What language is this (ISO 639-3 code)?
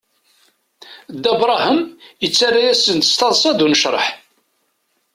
kab